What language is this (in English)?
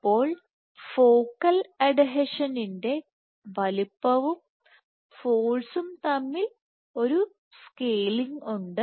Malayalam